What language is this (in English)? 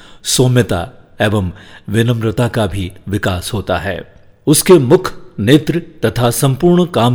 Hindi